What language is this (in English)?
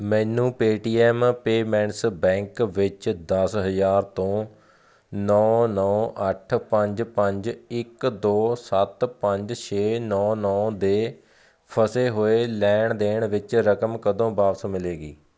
Punjabi